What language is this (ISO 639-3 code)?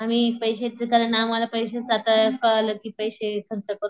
mar